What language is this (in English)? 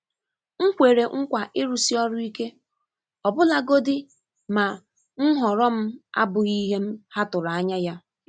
Igbo